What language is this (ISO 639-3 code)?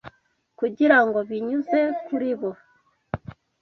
kin